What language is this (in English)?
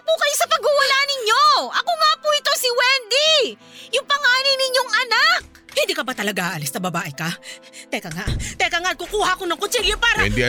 Filipino